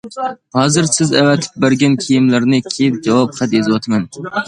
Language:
Uyghur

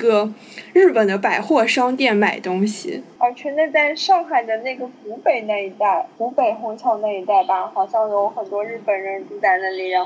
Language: Chinese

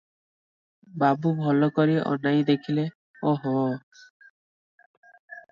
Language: Odia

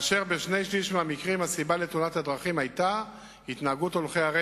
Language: Hebrew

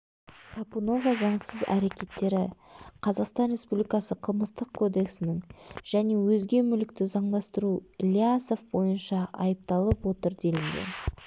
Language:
Kazakh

